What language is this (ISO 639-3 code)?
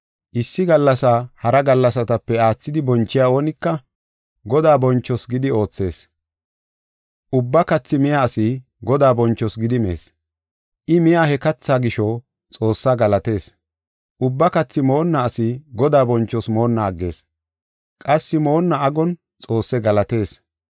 gof